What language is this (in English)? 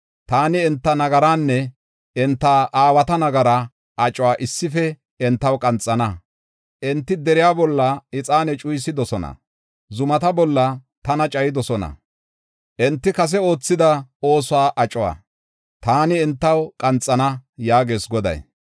Gofa